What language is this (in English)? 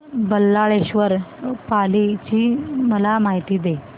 Marathi